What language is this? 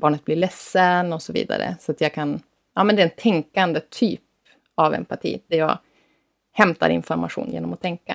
Swedish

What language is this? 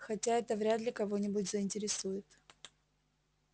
Russian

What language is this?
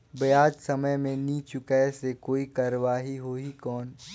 Chhattisgarhi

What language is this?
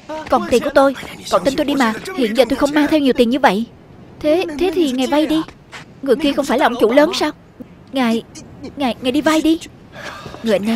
Vietnamese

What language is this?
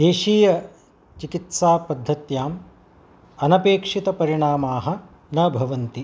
Sanskrit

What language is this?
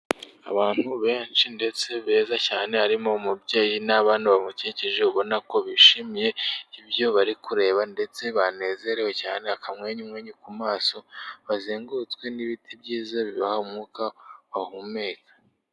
Kinyarwanda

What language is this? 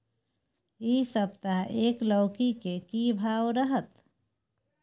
Maithili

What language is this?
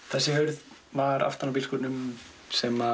Icelandic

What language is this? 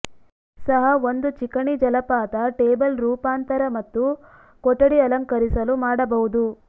Kannada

